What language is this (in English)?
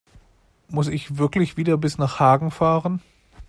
German